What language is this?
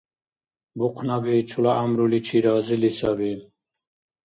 Dargwa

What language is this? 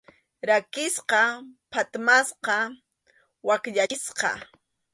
Arequipa-La Unión Quechua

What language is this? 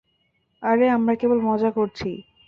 Bangla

